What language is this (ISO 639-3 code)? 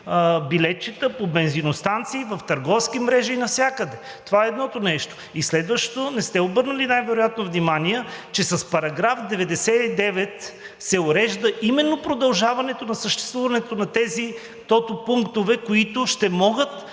bul